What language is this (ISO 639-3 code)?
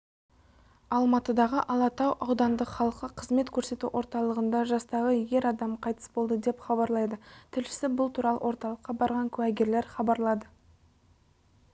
kaz